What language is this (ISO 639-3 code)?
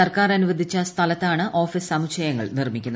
mal